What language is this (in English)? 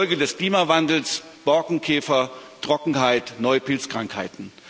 German